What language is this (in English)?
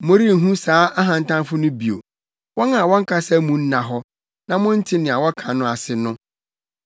Akan